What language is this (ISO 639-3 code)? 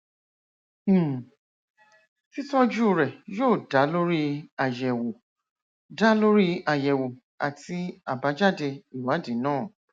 yor